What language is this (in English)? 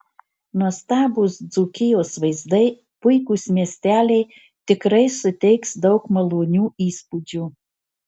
Lithuanian